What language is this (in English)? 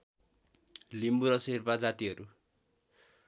Nepali